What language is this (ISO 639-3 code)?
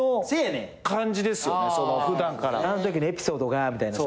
jpn